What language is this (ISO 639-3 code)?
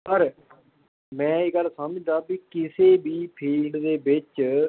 pan